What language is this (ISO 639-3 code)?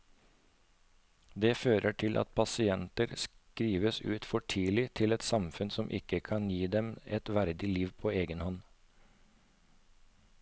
nor